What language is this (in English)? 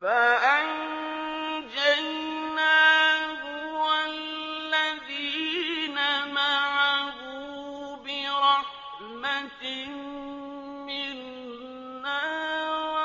Arabic